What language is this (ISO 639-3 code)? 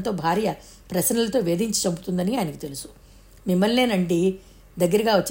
tel